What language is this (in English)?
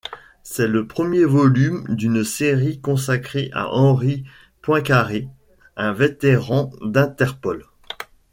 French